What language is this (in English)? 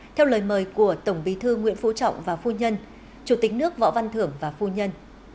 Vietnamese